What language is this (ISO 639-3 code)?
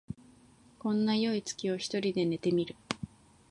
jpn